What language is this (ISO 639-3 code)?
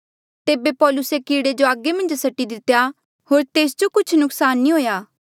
mjl